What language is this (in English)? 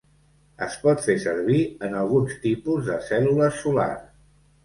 Catalan